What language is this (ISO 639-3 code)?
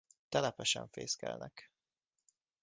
hun